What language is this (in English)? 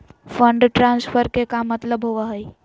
Magahi